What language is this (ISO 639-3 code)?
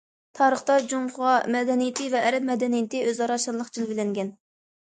uig